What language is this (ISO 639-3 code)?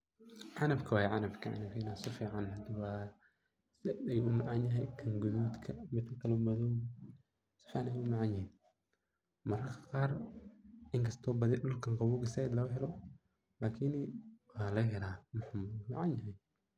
som